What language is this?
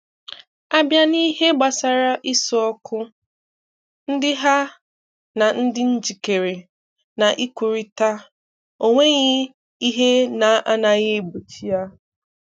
Igbo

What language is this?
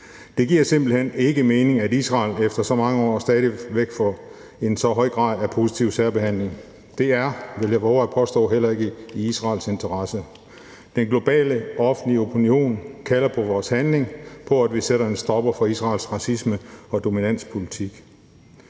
Danish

